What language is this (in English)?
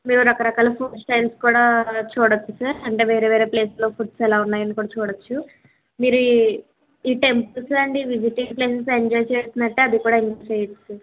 Telugu